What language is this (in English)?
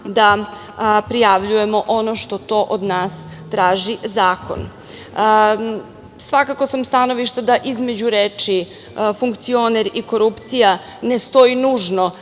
Serbian